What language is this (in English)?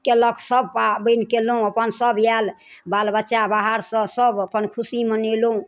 Maithili